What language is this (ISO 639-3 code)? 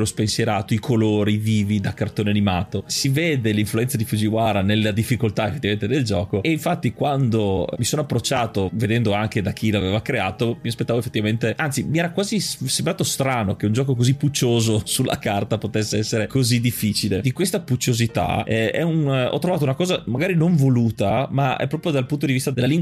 ita